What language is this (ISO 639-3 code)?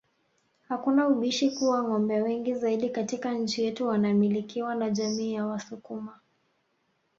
swa